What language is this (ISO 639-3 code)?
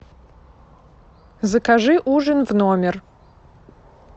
rus